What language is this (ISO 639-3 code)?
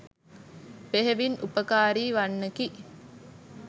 sin